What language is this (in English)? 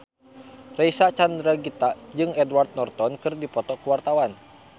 Sundanese